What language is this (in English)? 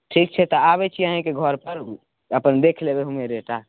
Maithili